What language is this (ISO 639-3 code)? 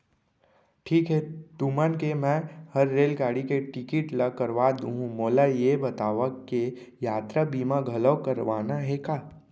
hne